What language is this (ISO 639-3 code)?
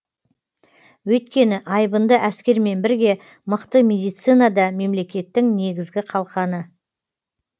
kaz